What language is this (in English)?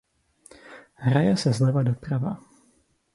Czech